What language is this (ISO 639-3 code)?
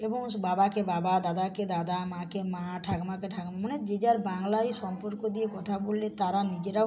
ben